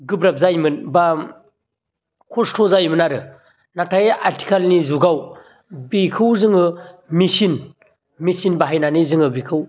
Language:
Bodo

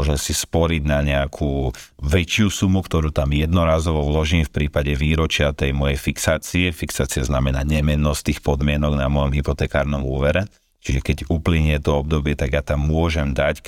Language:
Slovak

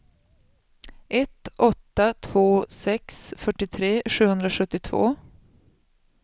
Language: Swedish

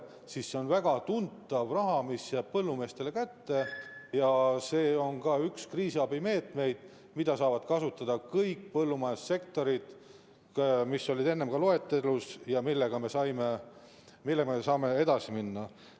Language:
Estonian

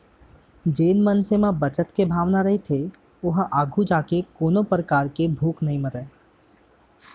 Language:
Chhattisgarhi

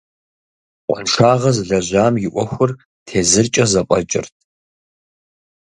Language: Kabardian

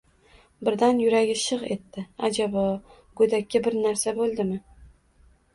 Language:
Uzbek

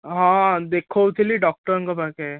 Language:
Odia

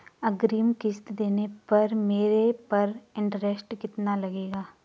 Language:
Hindi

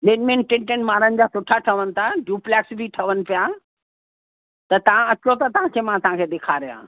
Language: Sindhi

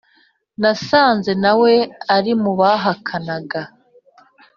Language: Kinyarwanda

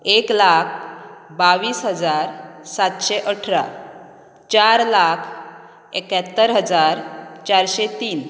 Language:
Konkani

